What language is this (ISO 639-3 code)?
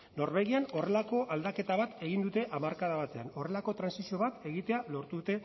eus